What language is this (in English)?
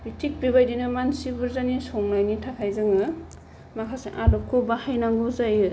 Bodo